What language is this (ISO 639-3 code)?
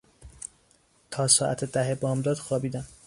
fas